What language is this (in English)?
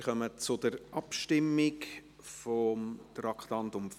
Swiss German